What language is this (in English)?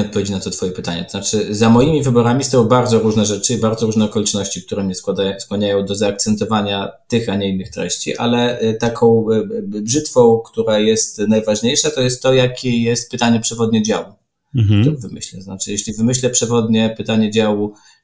Polish